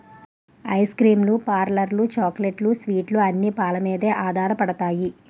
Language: Telugu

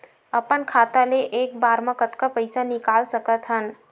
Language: Chhattisgarhi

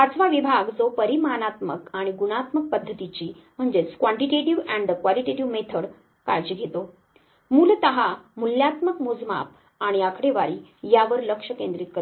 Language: Marathi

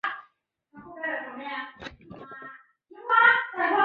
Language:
Chinese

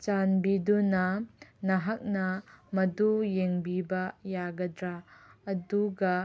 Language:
Manipuri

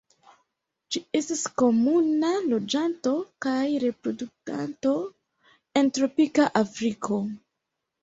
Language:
Esperanto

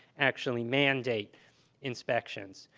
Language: English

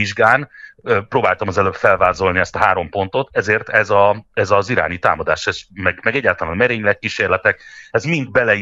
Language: Hungarian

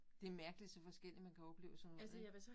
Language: Danish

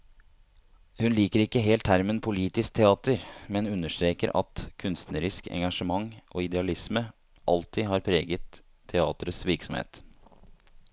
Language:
Norwegian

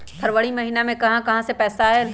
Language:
Magahi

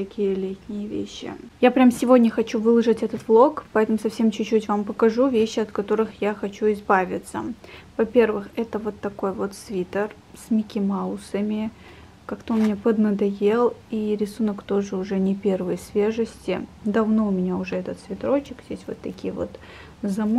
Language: Russian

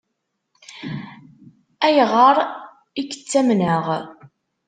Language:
Kabyle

